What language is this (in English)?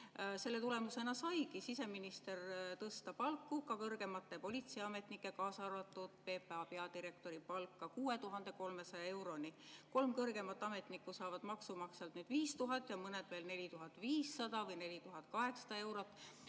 Estonian